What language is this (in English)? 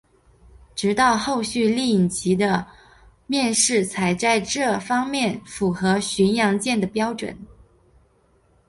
Chinese